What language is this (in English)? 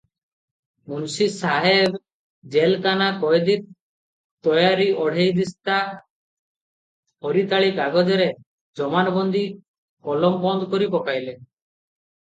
Odia